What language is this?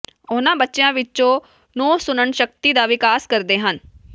Punjabi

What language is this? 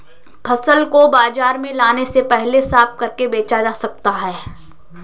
Hindi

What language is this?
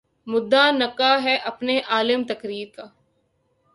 Urdu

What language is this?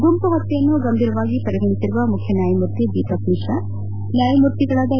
Kannada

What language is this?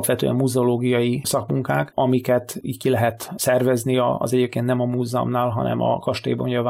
Hungarian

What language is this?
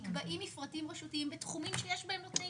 Hebrew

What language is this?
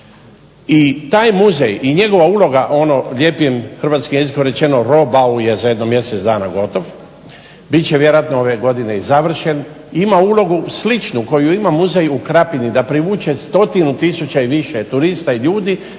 Croatian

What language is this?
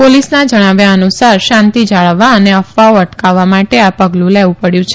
Gujarati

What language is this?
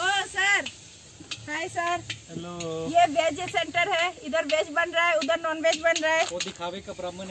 Hindi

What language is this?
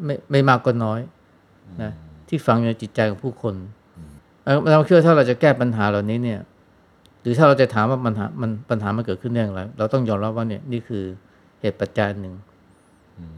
Thai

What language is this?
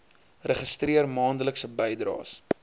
Afrikaans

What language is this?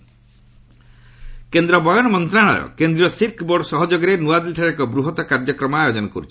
Odia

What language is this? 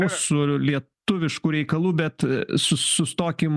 Lithuanian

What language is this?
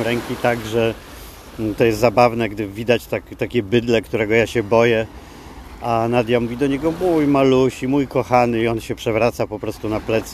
Polish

